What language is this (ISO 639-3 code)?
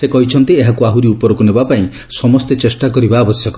ori